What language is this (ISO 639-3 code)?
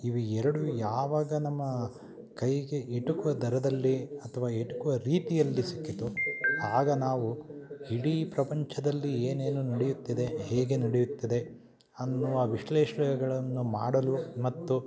kan